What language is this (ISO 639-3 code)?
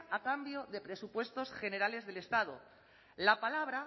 spa